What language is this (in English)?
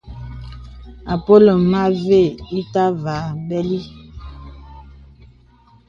Bebele